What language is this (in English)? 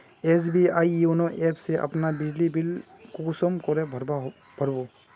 Magahi